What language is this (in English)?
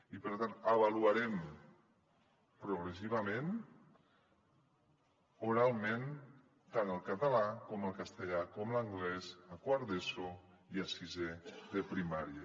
Catalan